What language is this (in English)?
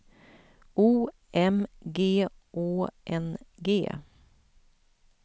Swedish